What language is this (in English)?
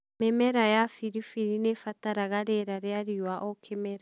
Kikuyu